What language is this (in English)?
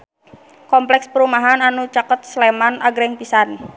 Sundanese